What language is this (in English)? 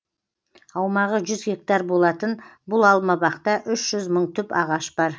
Kazakh